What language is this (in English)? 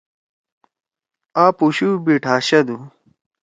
Torwali